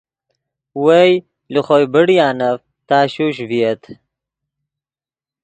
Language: Yidgha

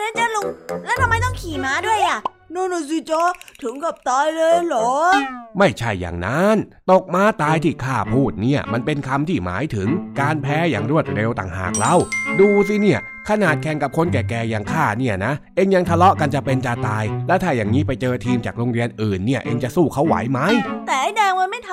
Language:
Thai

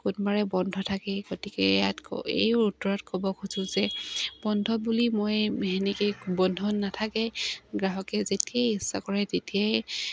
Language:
Assamese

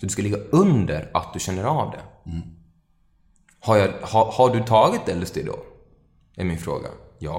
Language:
Swedish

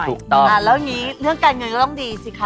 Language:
Thai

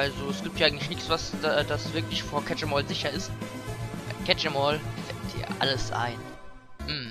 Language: German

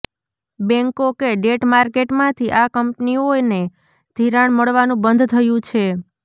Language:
Gujarati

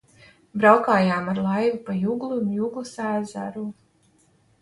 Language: Latvian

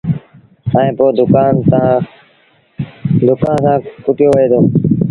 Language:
Sindhi Bhil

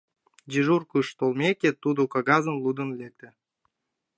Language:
Mari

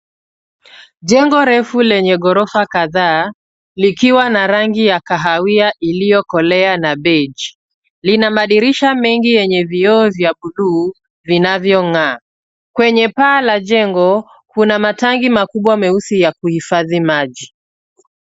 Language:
Swahili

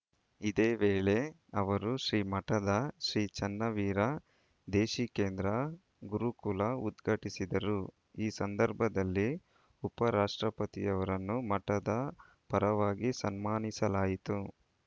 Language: Kannada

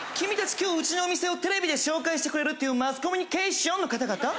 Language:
Japanese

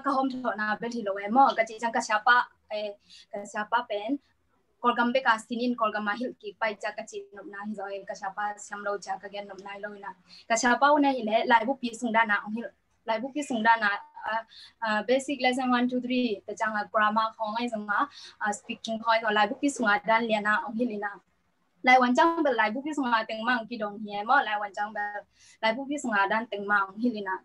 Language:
Thai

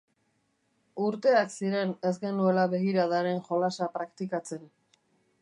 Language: Basque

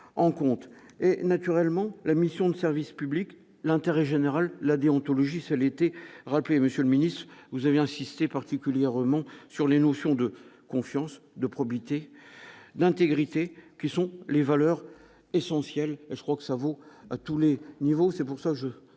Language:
French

